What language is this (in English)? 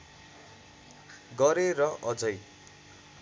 Nepali